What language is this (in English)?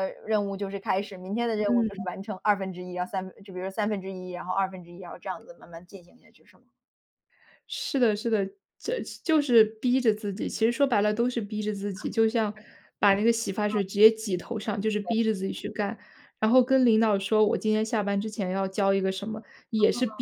Chinese